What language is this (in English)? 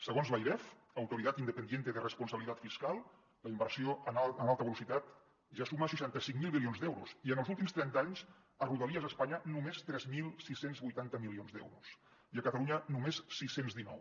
Catalan